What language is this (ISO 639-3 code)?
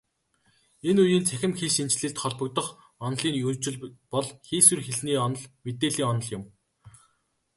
mon